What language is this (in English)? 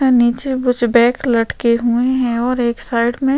Hindi